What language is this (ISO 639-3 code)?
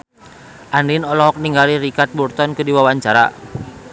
sun